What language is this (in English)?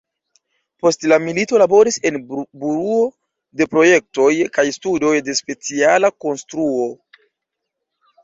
Esperanto